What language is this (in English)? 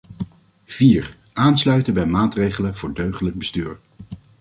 Dutch